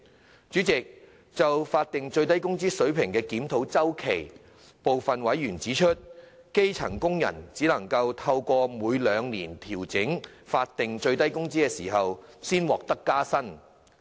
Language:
Cantonese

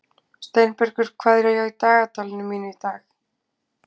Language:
Icelandic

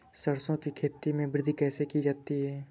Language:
Hindi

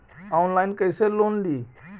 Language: Magahi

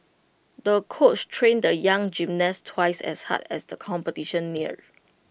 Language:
English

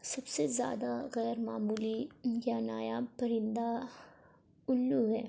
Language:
Urdu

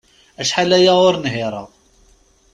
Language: Kabyle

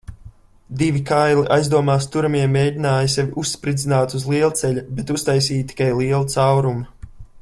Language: Latvian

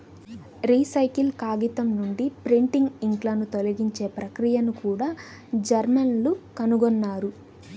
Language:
Telugu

